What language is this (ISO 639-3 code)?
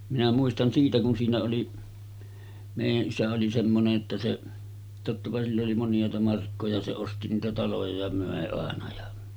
fin